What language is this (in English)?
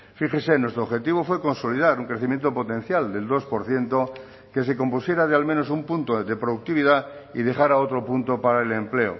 Spanish